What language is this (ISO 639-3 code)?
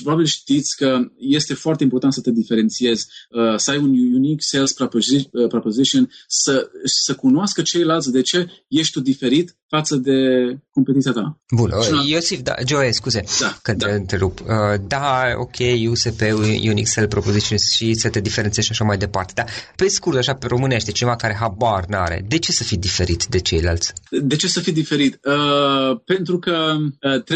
ron